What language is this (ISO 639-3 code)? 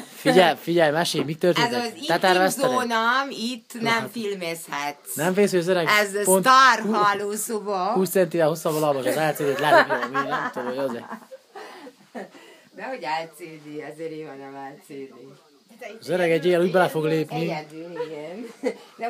hun